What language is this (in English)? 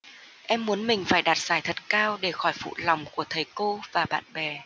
Vietnamese